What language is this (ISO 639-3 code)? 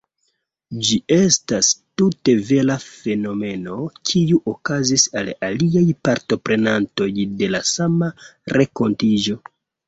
epo